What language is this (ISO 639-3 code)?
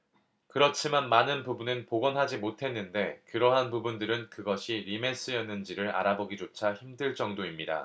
kor